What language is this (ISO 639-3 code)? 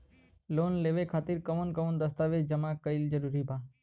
bho